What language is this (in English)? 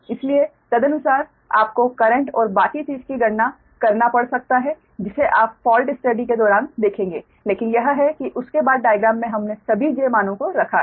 Hindi